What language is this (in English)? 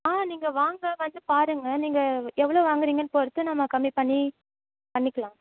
Tamil